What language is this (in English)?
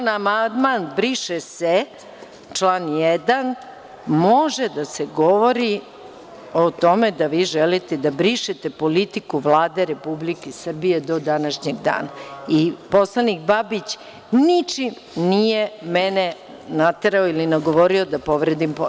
Serbian